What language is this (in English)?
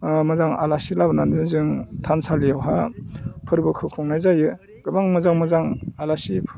Bodo